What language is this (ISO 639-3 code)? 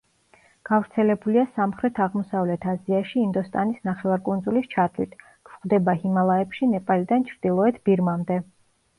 kat